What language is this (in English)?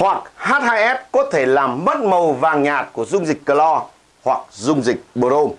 Vietnamese